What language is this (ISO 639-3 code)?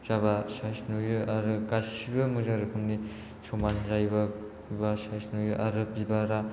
brx